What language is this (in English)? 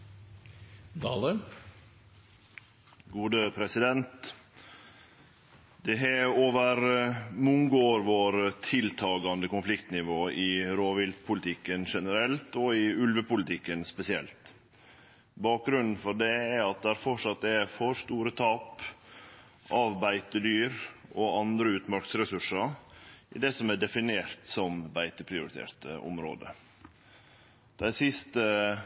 Norwegian Nynorsk